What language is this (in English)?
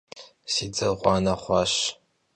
Kabardian